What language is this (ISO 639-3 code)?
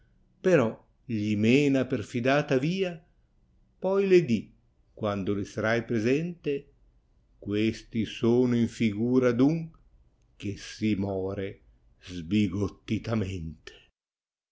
ita